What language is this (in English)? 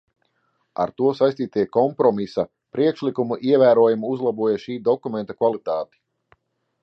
Latvian